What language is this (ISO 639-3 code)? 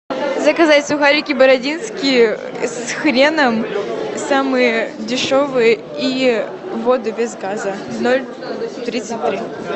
rus